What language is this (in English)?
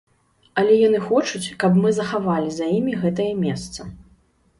Belarusian